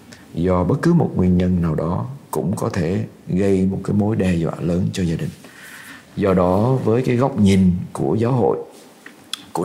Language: Vietnamese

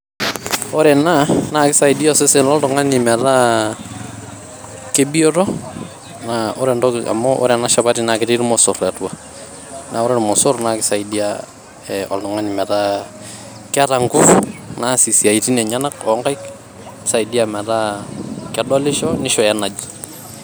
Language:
Masai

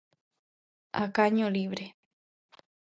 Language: Galician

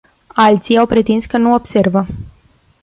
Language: Romanian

